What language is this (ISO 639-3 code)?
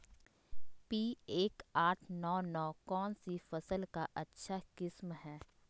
mag